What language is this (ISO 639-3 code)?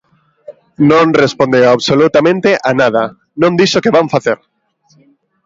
glg